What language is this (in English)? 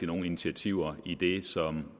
Danish